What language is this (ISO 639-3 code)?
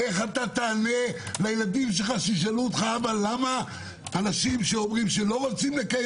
heb